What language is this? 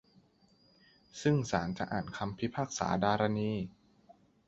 Thai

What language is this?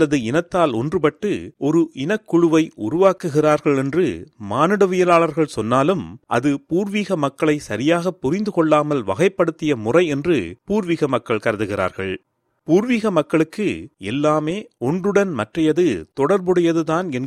Tamil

